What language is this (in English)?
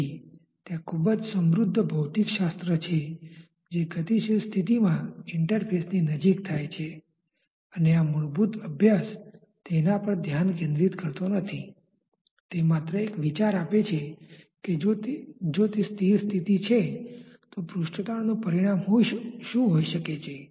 Gujarati